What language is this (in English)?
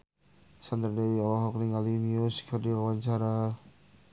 Sundanese